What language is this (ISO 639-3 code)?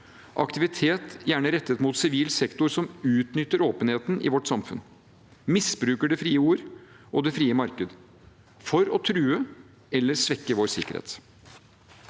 nor